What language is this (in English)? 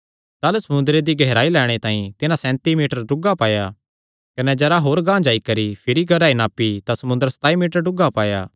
Kangri